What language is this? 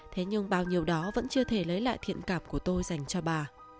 Vietnamese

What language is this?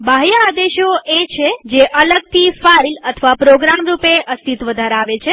Gujarati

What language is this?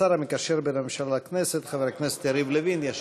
Hebrew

